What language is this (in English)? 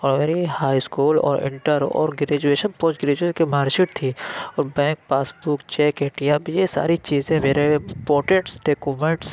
Urdu